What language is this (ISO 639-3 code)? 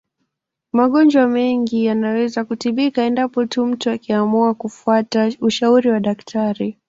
swa